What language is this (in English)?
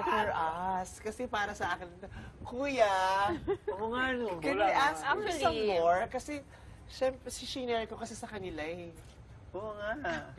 Filipino